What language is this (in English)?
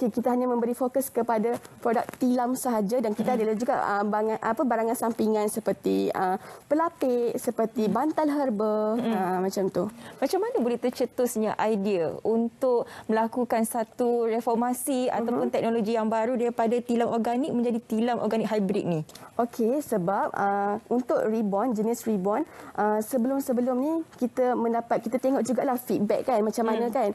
Malay